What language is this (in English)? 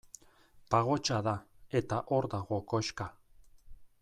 Basque